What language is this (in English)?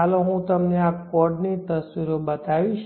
Gujarati